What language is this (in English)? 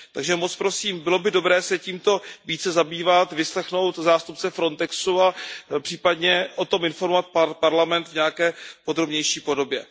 Czech